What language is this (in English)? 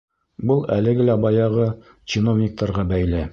Bashkir